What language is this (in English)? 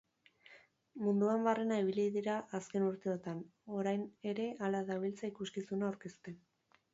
Basque